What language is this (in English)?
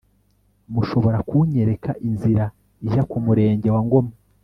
Kinyarwanda